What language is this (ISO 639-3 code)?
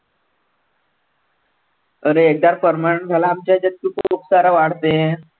mar